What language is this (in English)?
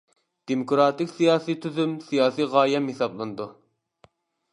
Uyghur